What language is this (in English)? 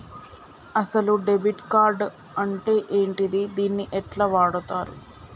Telugu